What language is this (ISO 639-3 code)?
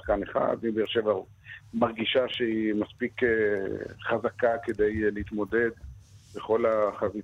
heb